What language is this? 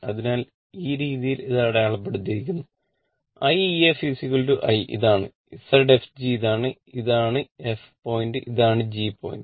Malayalam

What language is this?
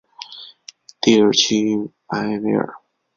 Chinese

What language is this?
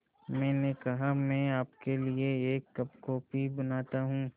Hindi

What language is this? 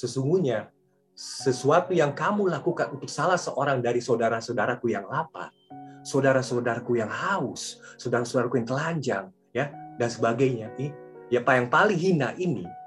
Indonesian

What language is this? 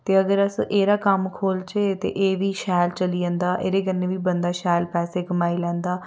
Dogri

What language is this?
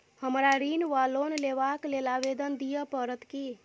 Maithili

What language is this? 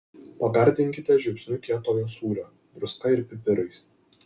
Lithuanian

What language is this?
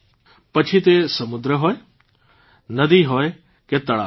Gujarati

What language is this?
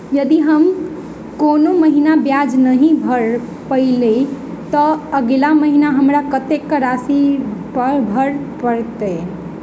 Maithili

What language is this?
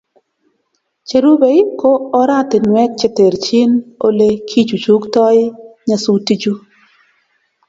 Kalenjin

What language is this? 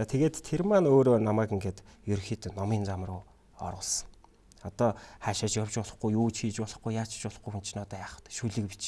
Korean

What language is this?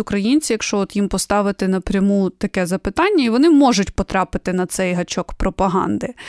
Ukrainian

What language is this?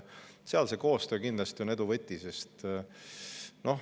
Estonian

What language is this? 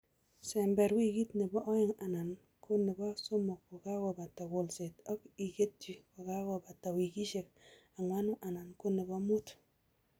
Kalenjin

